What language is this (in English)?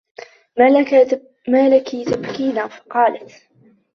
Arabic